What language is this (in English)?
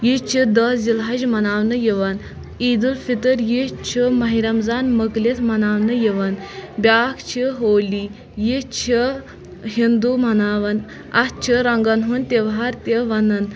Kashmiri